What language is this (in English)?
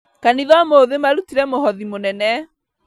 Kikuyu